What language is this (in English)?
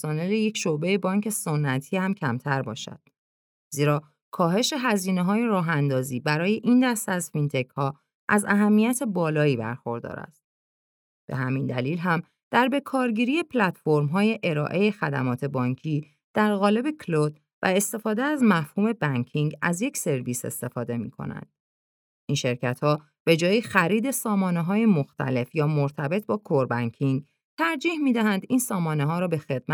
Persian